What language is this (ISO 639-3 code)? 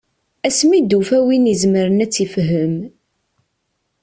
kab